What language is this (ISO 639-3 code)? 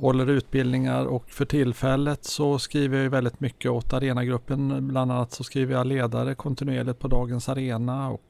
swe